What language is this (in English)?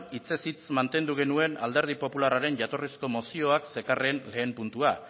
Basque